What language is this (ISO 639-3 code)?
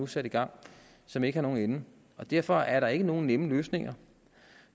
dan